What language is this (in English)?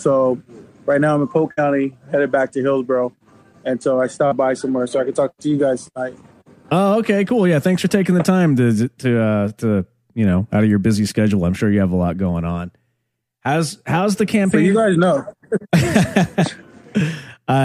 English